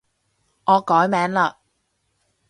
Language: Cantonese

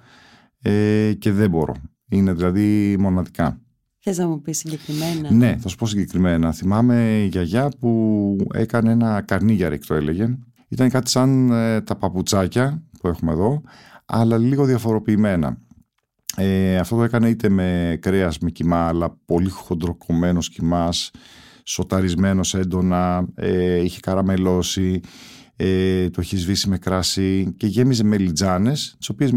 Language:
Greek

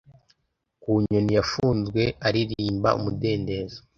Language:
Kinyarwanda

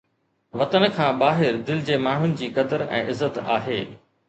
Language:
Sindhi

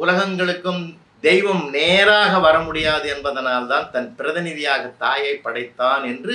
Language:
Tamil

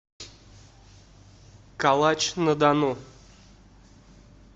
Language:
Russian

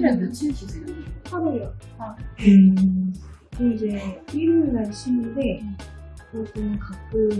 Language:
Korean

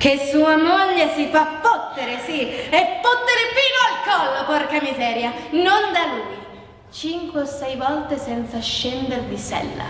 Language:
Italian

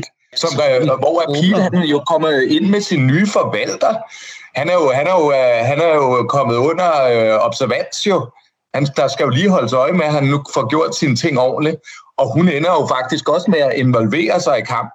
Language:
Danish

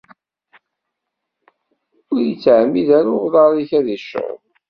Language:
Kabyle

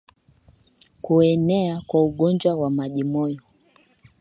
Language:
Swahili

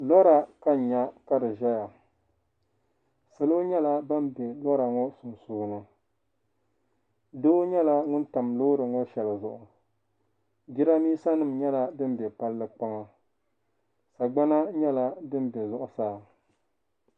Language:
Dagbani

